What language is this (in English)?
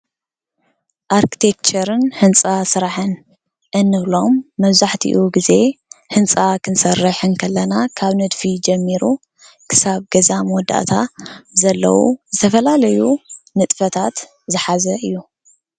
Tigrinya